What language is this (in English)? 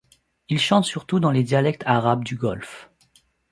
French